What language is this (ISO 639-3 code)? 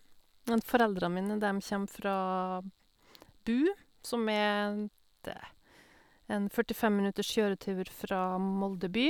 nor